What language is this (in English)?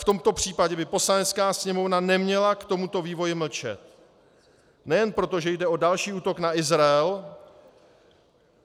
Czech